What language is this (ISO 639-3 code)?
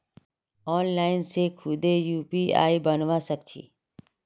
mag